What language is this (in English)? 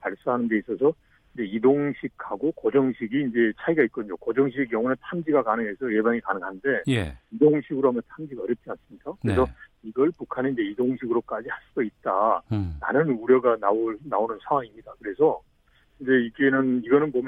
Korean